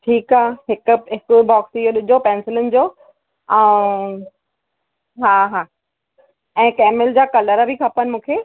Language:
Sindhi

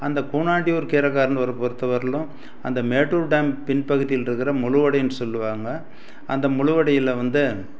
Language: Tamil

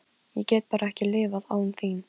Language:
Icelandic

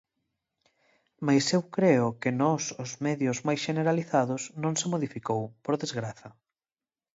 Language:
Galician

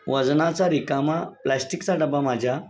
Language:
Marathi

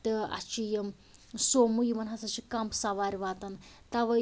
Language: Kashmiri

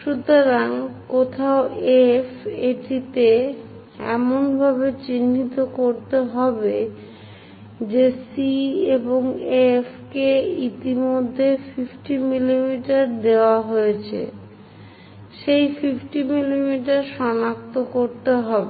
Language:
Bangla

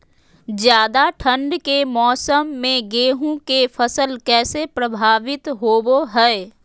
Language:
Magahi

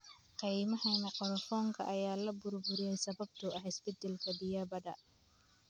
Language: Somali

